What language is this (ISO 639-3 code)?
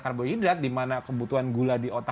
ind